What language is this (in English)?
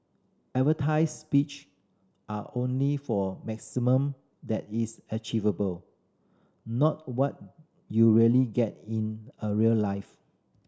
English